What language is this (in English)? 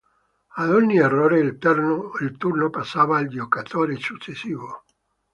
Italian